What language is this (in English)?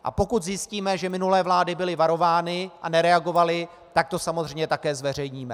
Czech